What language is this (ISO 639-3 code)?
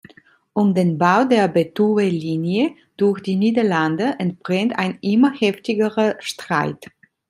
deu